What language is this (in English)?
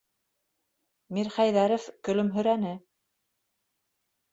Bashkir